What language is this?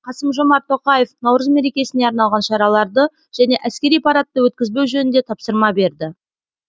Kazakh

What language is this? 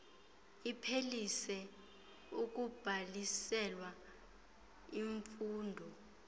Xhosa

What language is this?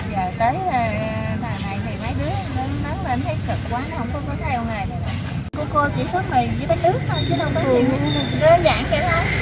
Vietnamese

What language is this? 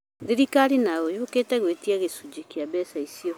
Kikuyu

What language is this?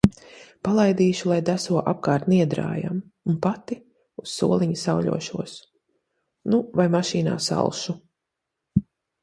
Latvian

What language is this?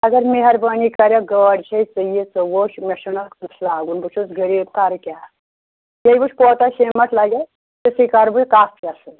Kashmiri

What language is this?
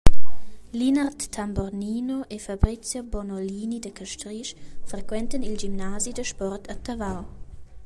Romansh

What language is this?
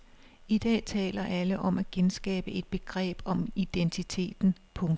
Danish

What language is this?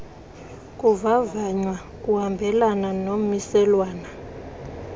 Xhosa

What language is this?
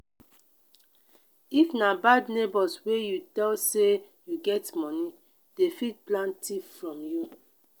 Nigerian Pidgin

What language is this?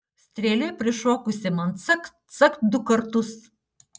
Lithuanian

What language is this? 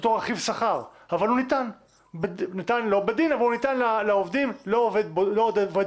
Hebrew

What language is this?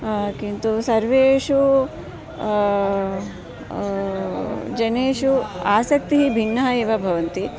Sanskrit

